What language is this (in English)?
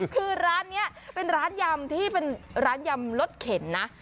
Thai